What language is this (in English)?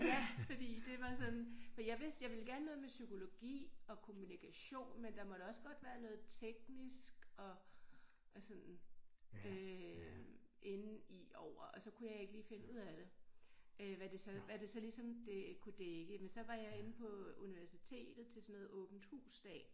Danish